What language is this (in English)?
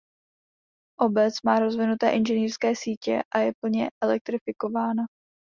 Czech